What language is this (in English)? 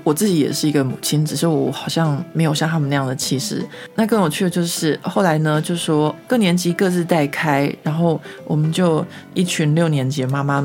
Chinese